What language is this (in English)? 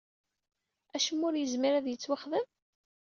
Kabyle